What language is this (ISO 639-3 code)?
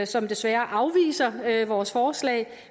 dan